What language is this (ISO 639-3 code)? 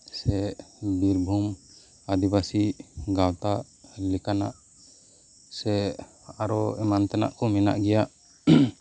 sat